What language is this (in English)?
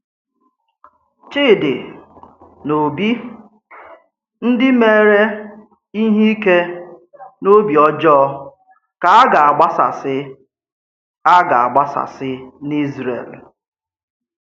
Igbo